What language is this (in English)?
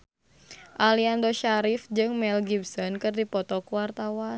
Sundanese